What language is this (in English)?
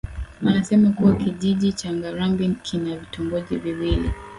Swahili